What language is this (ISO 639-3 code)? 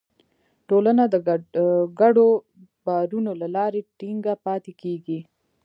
pus